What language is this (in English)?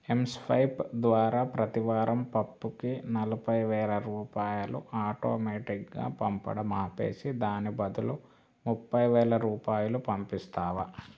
Telugu